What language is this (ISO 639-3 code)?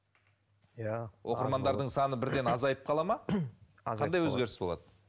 kaz